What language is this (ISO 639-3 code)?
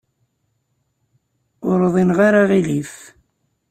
kab